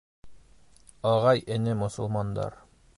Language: Bashkir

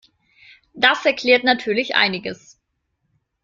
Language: German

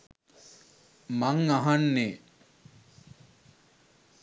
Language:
Sinhala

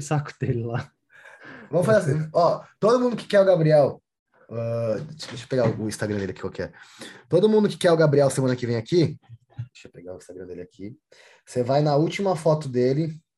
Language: Portuguese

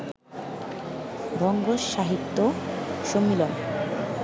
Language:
Bangla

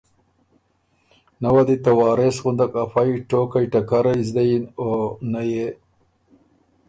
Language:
Ormuri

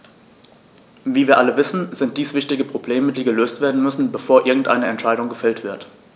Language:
German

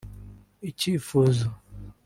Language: Kinyarwanda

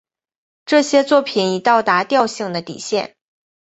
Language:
Chinese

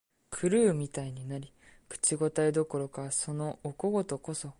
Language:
Japanese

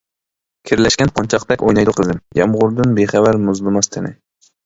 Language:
Uyghur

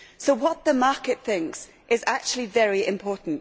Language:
English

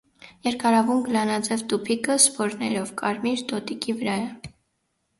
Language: Armenian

